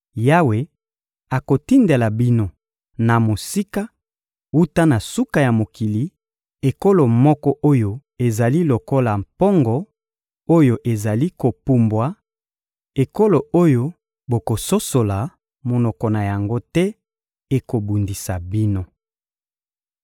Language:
Lingala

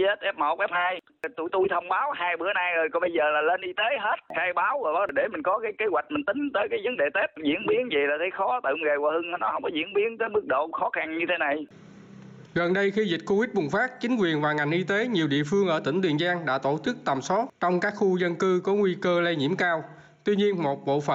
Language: Vietnamese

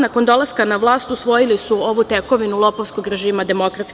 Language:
Serbian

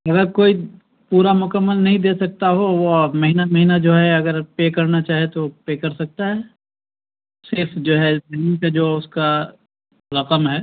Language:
Urdu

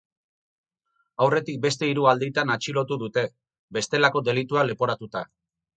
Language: Basque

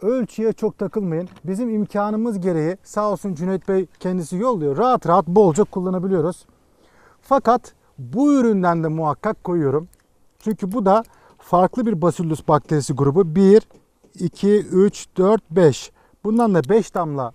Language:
Turkish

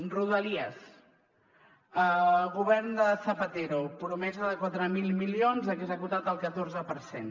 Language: Catalan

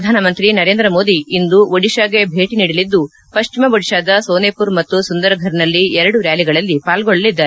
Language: Kannada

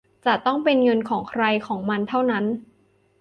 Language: Thai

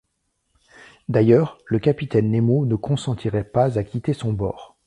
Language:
French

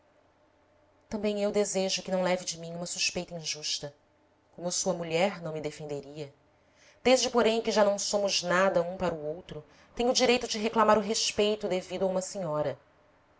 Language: Portuguese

